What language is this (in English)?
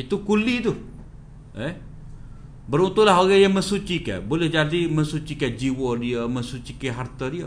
Malay